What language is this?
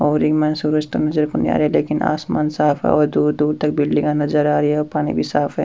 Rajasthani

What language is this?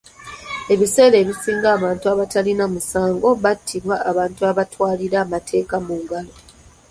Ganda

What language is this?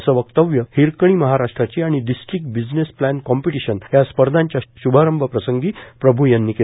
Marathi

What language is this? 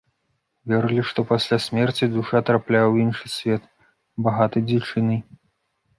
Belarusian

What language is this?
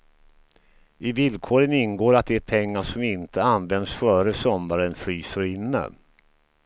Swedish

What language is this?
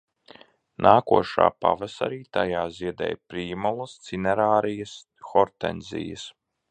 Latvian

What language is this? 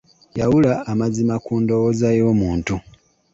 Ganda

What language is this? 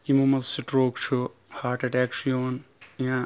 Kashmiri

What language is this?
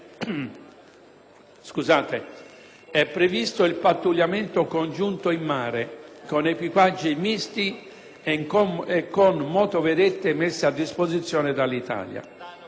Italian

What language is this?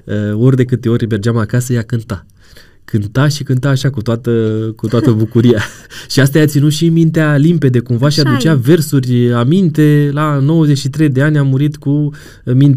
Romanian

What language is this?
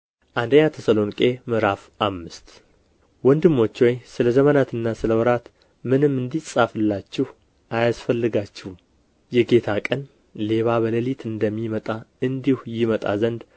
Amharic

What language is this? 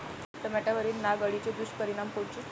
Marathi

